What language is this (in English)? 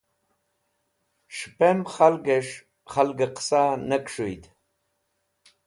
Wakhi